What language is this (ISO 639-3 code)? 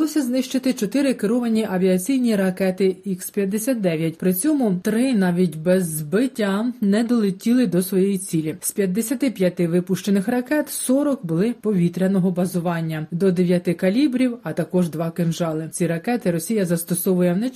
ukr